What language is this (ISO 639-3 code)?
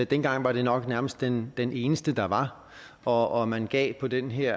dan